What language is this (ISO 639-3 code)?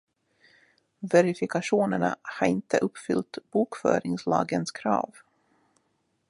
swe